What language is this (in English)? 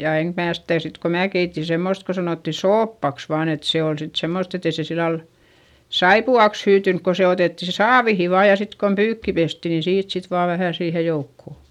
Finnish